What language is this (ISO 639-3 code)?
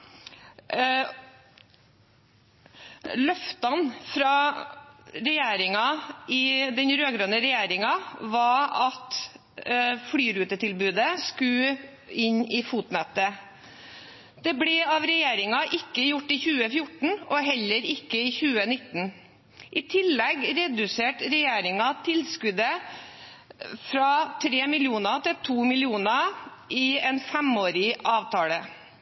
nob